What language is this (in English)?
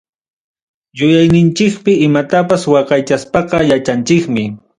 Ayacucho Quechua